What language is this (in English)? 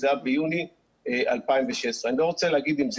Hebrew